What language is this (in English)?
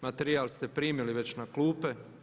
Croatian